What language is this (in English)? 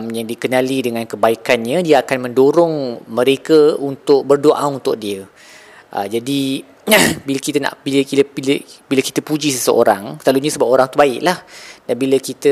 Malay